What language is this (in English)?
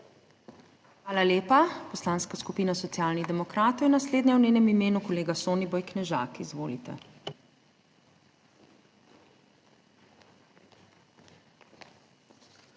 Slovenian